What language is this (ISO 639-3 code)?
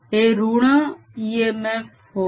mar